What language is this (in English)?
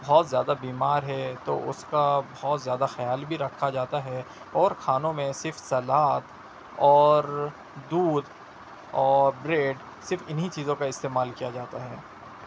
Urdu